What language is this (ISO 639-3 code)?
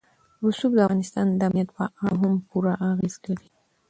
pus